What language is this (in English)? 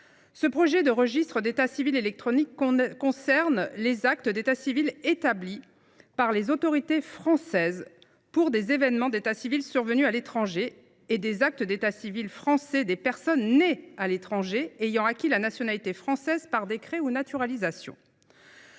French